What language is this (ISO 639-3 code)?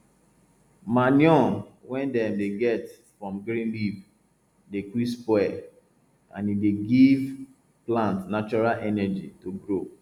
pcm